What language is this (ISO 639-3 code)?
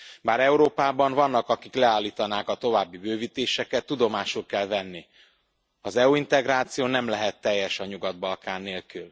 hun